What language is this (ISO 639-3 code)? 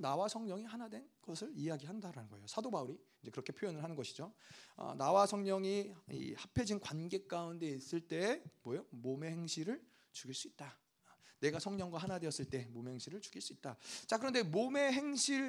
kor